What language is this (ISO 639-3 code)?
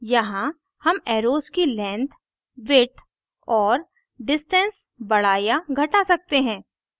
hin